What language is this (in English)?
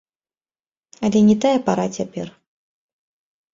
Belarusian